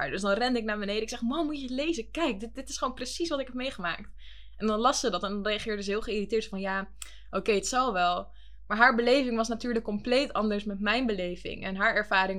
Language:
Dutch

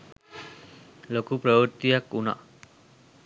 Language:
Sinhala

